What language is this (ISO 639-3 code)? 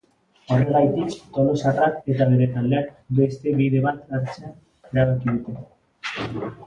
eus